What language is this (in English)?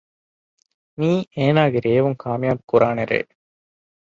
Divehi